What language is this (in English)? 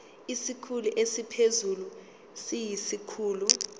Zulu